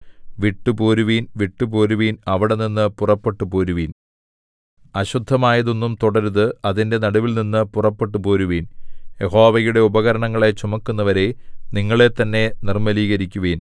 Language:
Malayalam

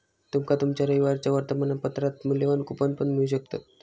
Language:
Marathi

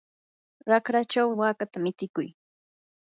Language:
Yanahuanca Pasco Quechua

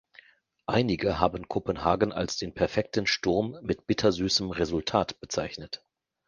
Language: German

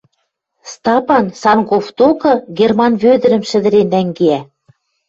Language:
Western Mari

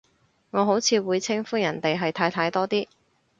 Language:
Cantonese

